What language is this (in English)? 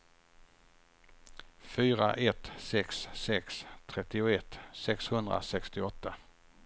Swedish